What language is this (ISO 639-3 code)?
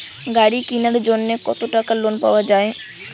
ben